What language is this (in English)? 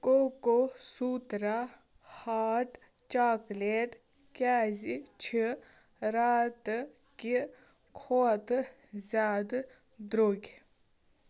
Kashmiri